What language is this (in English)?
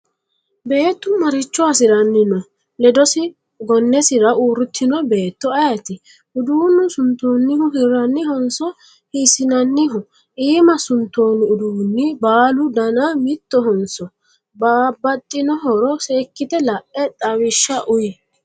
Sidamo